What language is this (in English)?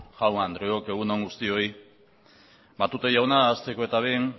Basque